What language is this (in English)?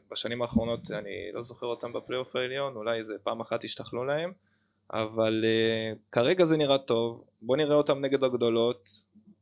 Hebrew